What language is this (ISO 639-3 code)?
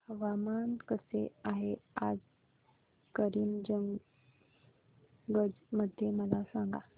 mar